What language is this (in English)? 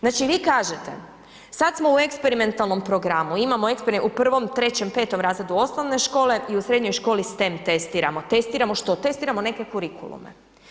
Croatian